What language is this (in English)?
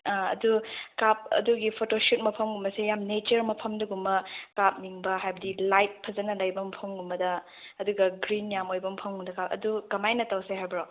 Manipuri